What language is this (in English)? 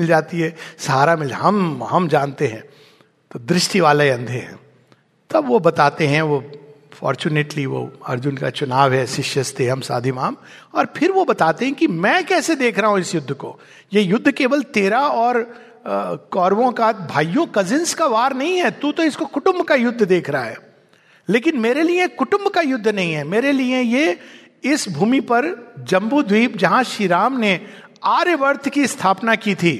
Hindi